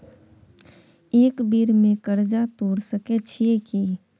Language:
Maithili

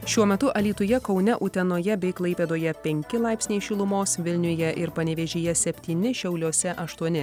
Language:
Lithuanian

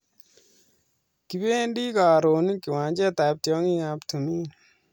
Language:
Kalenjin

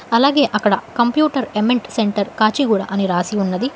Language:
Telugu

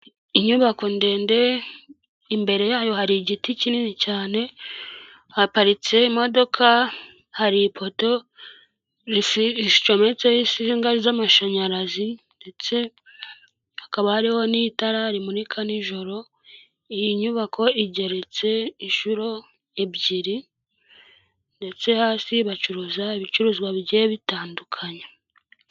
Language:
Kinyarwanda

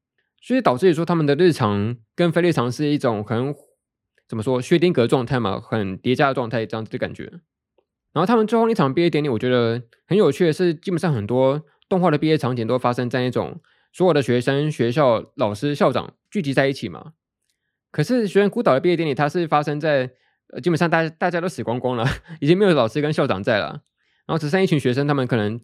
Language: Chinese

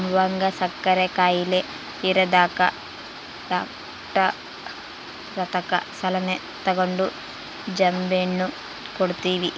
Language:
Kannada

